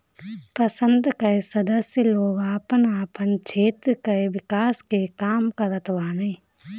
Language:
Bhojpuri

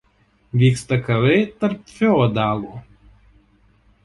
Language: Lithuanian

